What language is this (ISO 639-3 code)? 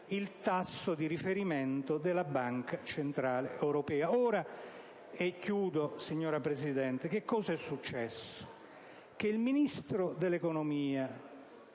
ita